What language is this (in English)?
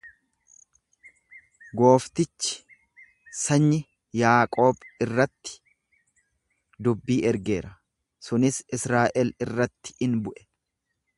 Oromo